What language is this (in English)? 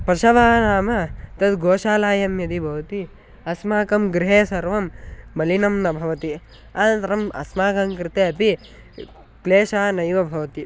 Sanskrit